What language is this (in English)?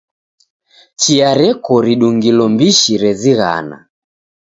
Taita